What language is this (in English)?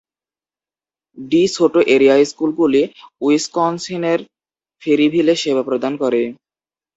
Bangla